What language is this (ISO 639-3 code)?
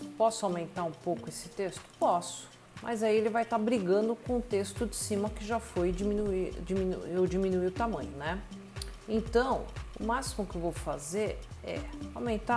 por